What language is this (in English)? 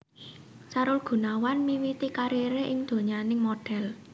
Javanese